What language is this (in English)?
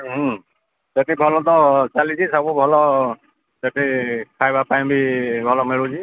Odia